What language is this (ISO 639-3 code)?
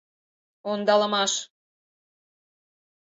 chm